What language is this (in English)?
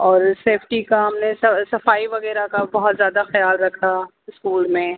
Urdu